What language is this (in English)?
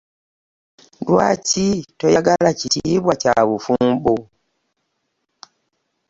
Ganda